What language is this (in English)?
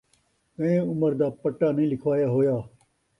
Saraiki